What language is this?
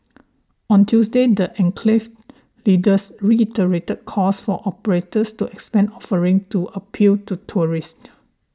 English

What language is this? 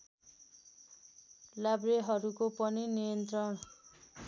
Nepali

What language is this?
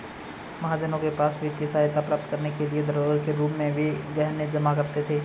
Hindi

